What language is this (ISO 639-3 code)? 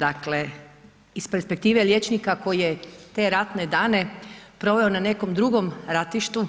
hrv